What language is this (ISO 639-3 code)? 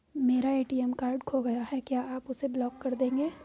hin